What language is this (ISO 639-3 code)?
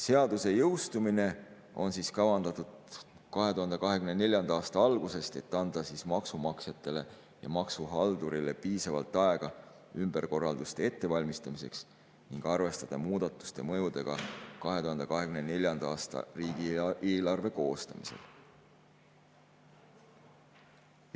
est